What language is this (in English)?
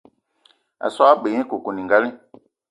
Eton (Cameroon)